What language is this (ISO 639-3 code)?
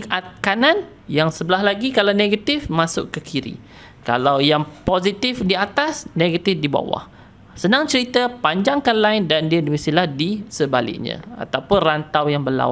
msa